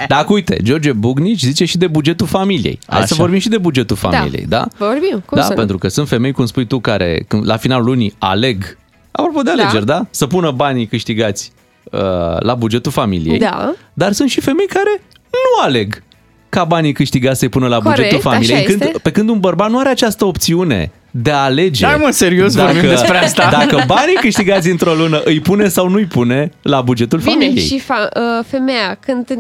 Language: Romanian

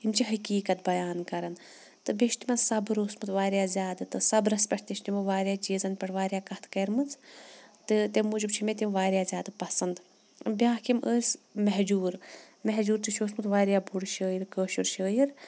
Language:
Kashmiri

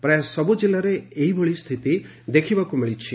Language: Odia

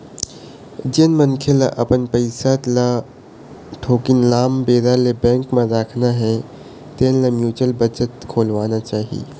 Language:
Chhattisgarhi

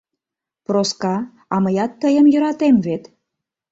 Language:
Mari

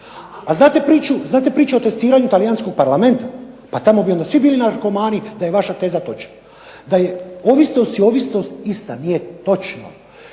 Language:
Croatian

